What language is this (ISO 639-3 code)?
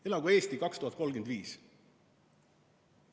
est